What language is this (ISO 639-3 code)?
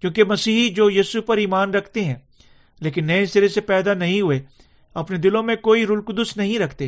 urd